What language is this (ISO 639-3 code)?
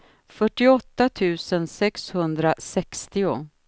swe